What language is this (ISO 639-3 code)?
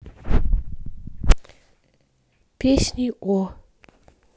rus